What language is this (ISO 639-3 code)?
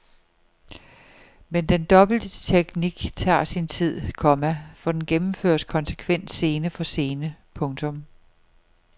dan